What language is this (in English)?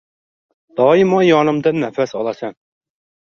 Uzbek